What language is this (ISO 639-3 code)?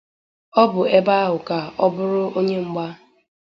ibo